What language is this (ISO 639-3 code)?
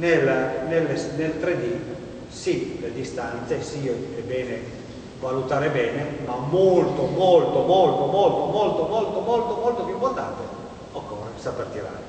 ita